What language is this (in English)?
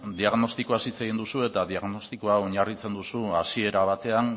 Basque